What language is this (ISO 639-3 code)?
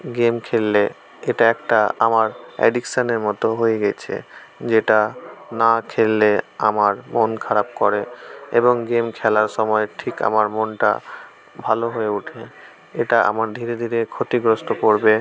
ben